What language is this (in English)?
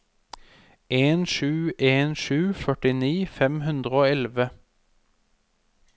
Norwegian